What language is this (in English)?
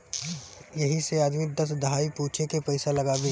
Bhojpuri